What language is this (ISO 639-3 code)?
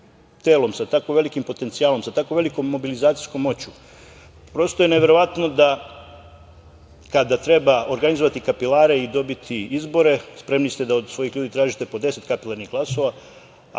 srp